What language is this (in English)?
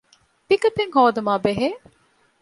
Divehi